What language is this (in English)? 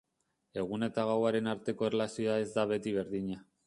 Basque